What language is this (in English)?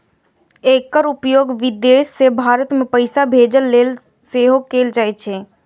Maithili